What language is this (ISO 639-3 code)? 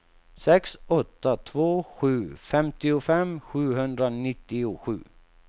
swe